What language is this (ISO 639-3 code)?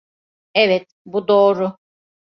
tur